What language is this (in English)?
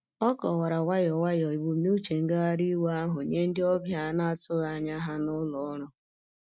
Igbo